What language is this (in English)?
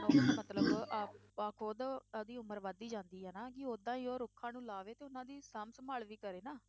Punjabi